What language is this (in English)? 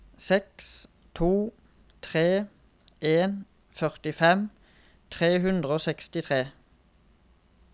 Norwegian